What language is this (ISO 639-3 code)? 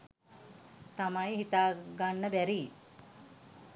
sin